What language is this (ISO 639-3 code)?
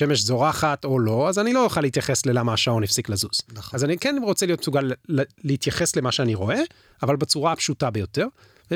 heb